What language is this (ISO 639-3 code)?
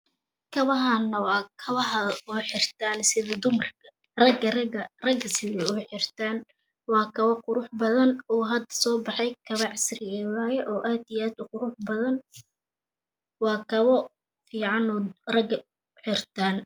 som